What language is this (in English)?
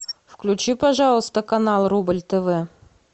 Russian